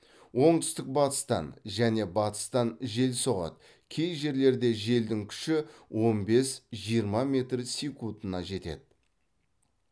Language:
Kazakh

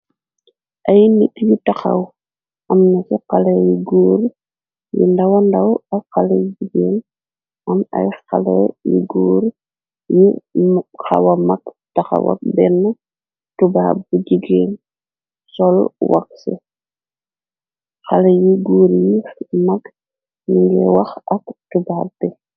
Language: Wolof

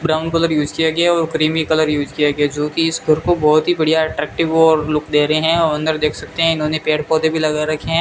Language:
Hindi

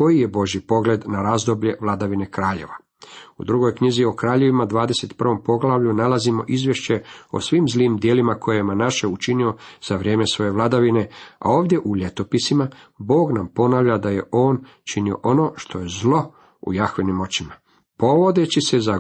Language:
Croatian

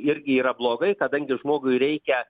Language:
Lithuanian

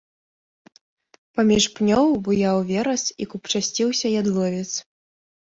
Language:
Belarusian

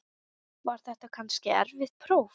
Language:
Icelandic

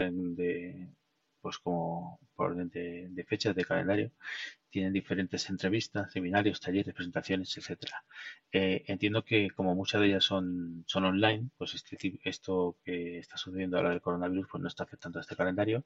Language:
Spanish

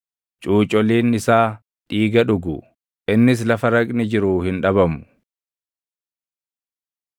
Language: Oromo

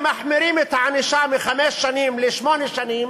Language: Hebrew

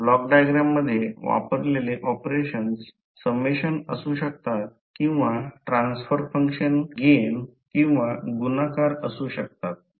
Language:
Marathi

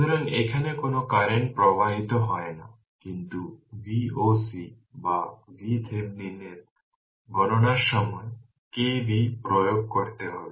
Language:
Bangla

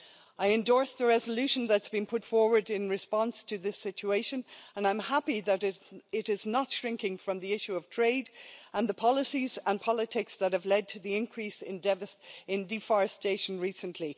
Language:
English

